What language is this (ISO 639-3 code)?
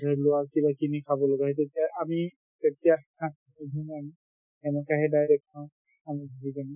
asm